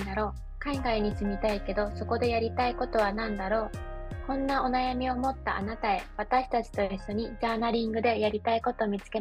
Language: Japanese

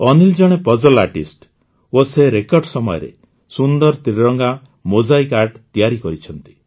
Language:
Odia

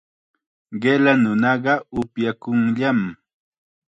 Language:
Chiquián Ancash Quechua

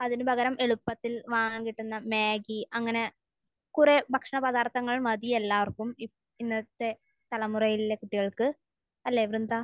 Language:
Malayalam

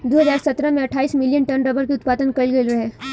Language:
Bhojpuri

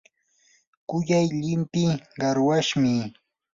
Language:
Yanahuanca Pasco Quechua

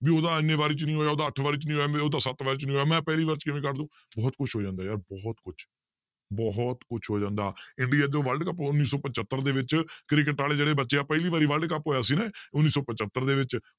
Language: Punjabi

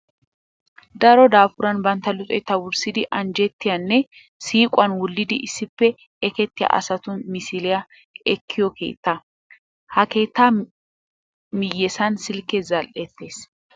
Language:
Wolaytta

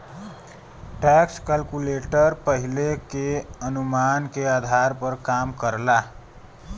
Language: Bhojpuri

